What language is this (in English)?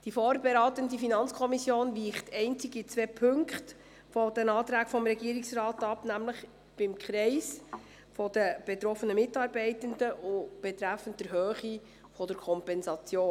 Swiss German